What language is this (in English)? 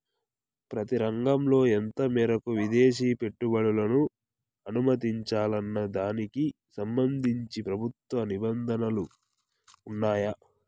Telugu